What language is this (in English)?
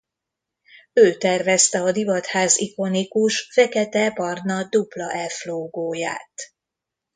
Hungarian